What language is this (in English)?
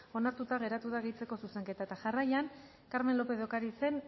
Basque